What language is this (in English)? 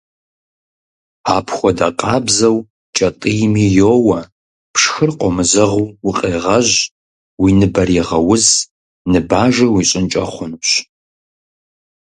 Kabardian